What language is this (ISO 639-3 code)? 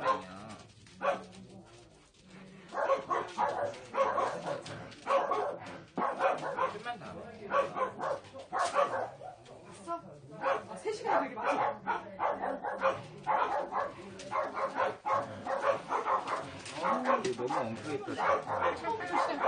kor